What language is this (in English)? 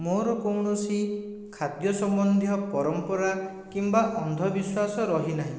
Odia